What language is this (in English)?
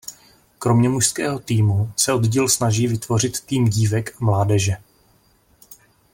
Czech